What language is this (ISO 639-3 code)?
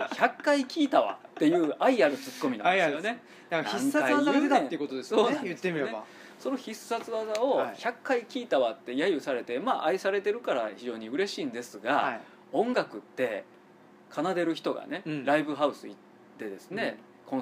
jpn